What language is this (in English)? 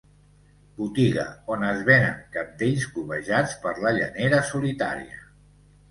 Catalan